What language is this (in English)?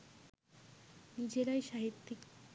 Bangla